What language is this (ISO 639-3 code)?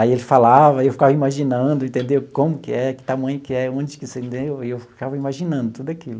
por